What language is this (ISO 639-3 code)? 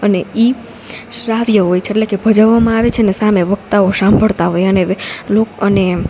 guj